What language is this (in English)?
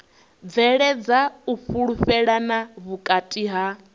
Venda